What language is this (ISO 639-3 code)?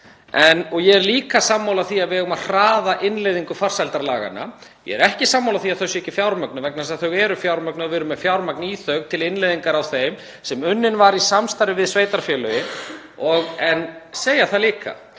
isl